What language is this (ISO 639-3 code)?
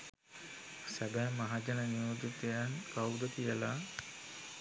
sin